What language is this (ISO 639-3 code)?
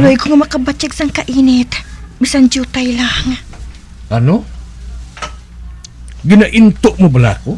fil